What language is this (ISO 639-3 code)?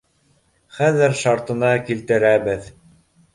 bak